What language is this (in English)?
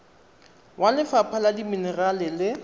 Tswana